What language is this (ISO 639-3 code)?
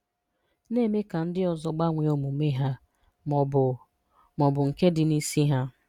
ibo